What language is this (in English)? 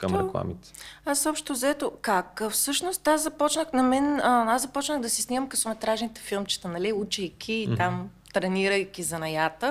Bulgarian